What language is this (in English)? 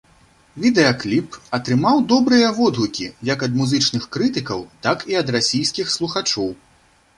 Belarusian